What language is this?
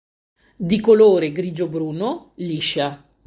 Italian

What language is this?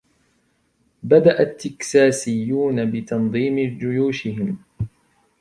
Arabic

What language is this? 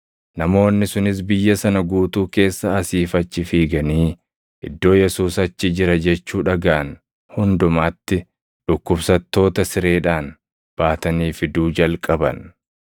Oromo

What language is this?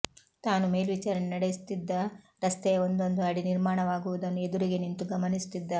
Kannada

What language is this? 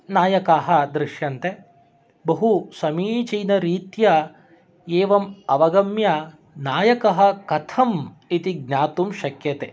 Sanskrit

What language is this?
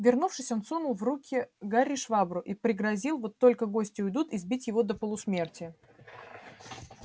Russian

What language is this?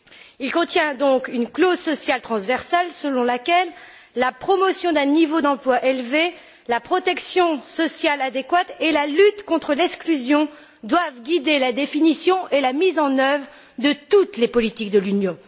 French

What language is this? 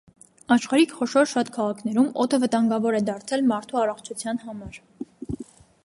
Armenian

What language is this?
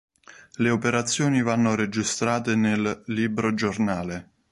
Italian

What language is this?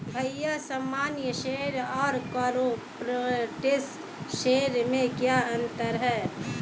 Hindi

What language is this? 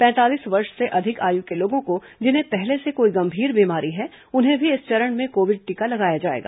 Hindi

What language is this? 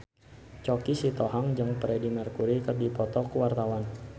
Sundanese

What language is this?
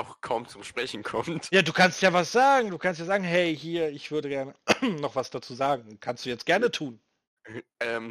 German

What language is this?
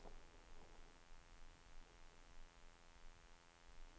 Swedish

